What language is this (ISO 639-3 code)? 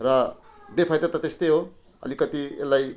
nep